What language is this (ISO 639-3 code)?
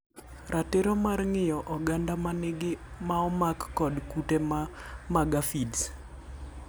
luo